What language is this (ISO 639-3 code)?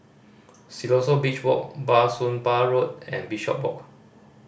eng